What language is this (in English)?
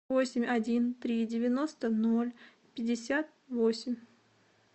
Russian